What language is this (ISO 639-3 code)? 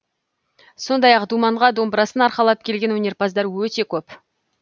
kaz